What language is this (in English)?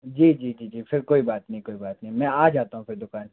Hindi